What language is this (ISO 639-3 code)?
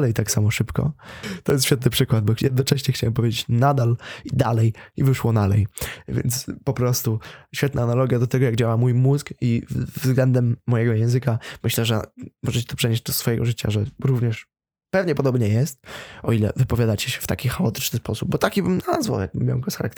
pol